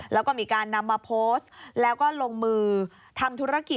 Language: Thai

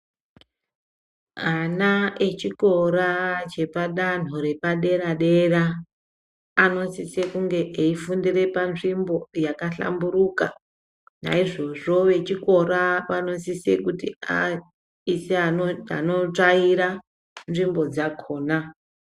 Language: Ndau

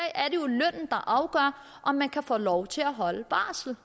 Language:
Danish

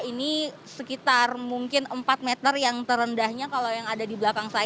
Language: Indonesian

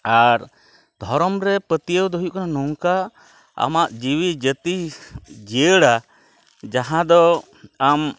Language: Santali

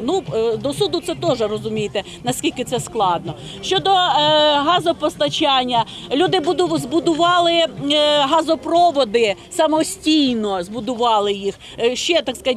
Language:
Ukrainian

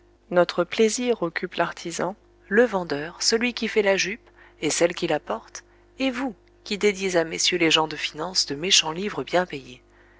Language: French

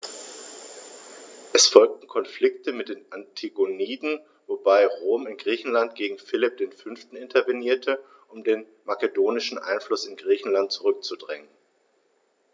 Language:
German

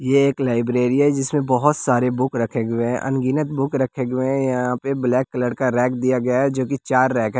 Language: Hindi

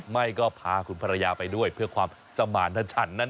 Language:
Thai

